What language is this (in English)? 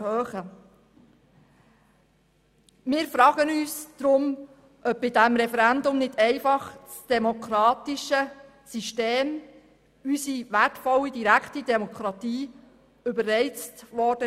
Swiss German